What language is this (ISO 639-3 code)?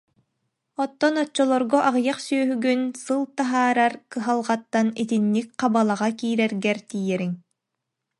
sah